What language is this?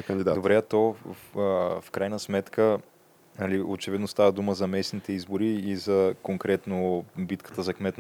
Bulgarian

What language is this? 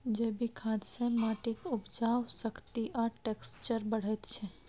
Maithili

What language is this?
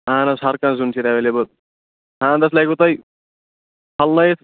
Kashmiri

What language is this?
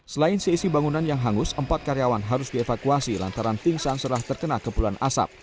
Indonesian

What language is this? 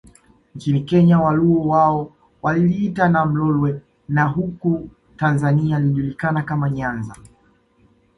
Swahili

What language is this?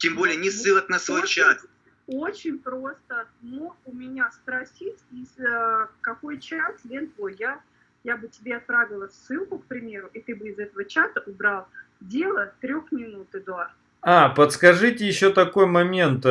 Russian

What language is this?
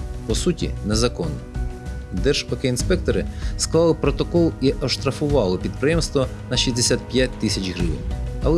Ukrainian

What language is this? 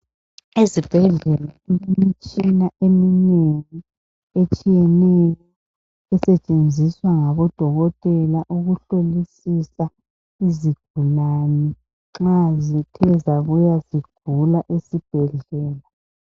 North Ndebele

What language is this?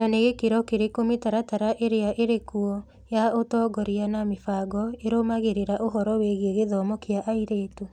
Kikuyu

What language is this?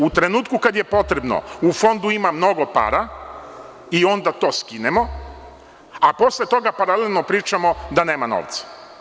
Serbian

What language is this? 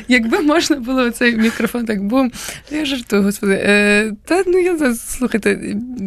Ukrainian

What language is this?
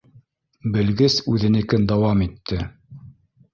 Bashkir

